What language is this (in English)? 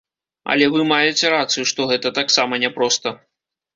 Belarusian